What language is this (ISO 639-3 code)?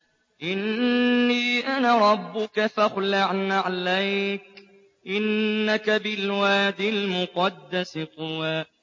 ara